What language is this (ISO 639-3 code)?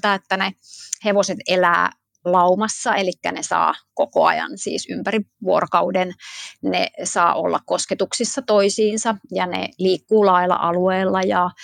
fin